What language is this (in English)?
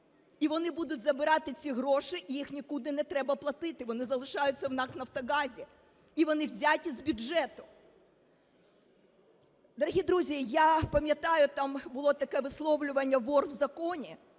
Ukrainian